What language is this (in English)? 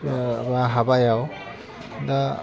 Bodo